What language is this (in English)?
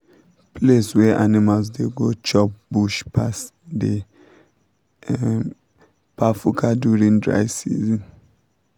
Nigerian Pidgin